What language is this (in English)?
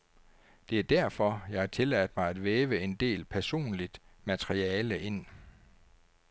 Danish